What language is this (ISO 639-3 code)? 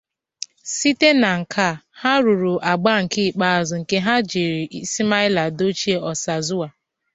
ibo